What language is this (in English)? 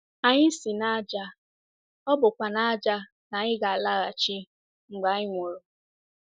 Igbo